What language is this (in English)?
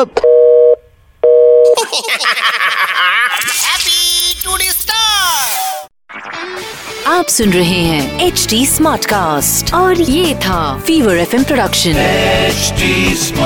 Bangla